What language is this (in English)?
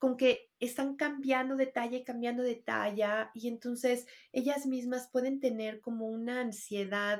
Spanish